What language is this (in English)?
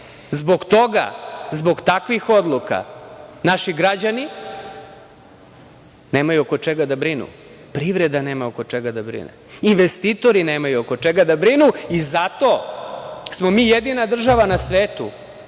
Serbian